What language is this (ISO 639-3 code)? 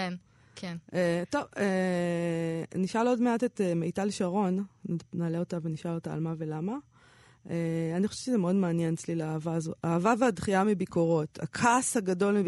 heb